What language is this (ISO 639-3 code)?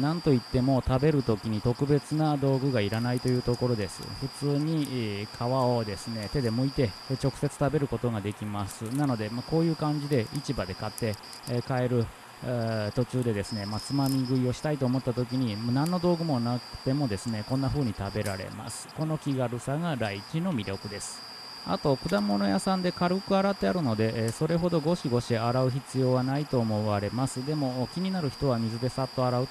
jpn